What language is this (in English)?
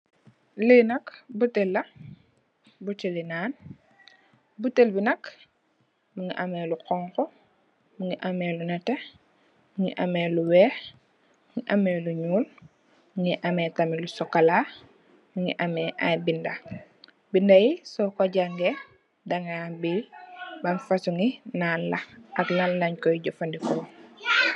Wolof